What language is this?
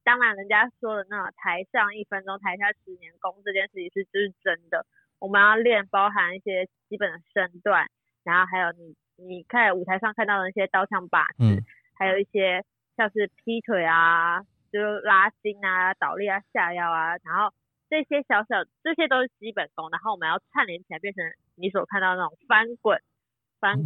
Chinese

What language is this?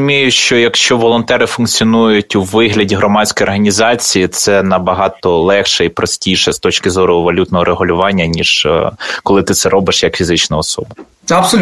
Ukrainian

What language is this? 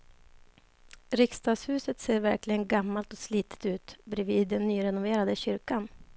Swedish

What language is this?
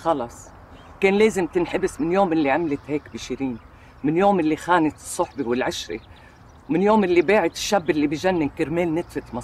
Arabic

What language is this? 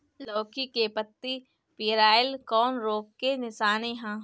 Bhojpuri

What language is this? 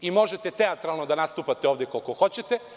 Serbian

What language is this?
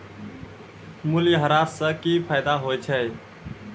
Maithili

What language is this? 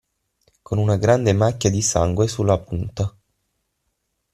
Italian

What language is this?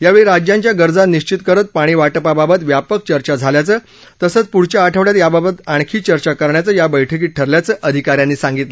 Marathi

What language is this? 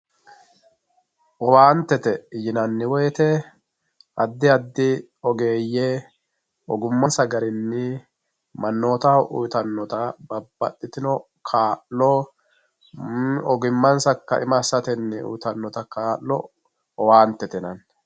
Sidamo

